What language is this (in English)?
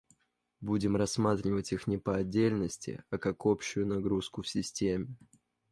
Russian